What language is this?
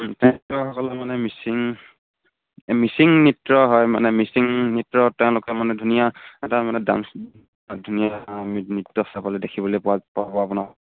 Assamese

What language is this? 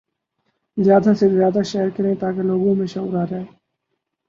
Urdu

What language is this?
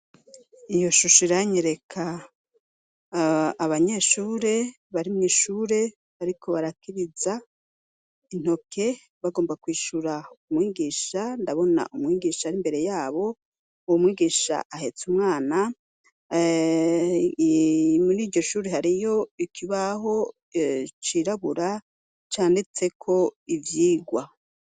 Rundi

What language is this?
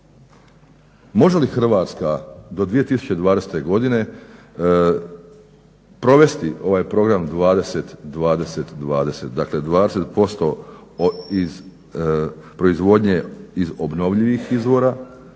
Croatian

